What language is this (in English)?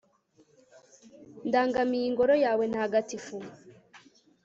Kinyarwanda